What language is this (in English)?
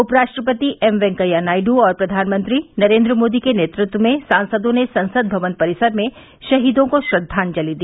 Hindi